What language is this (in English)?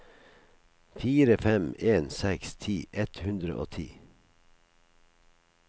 Norwegian